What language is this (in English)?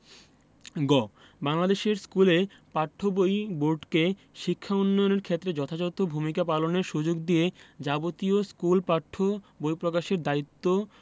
Bangla